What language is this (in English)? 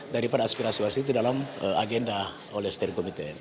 Indonesian